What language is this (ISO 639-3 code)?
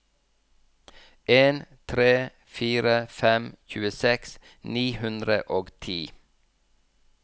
nor